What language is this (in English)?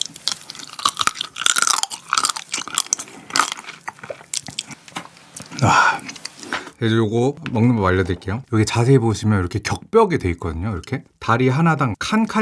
Korean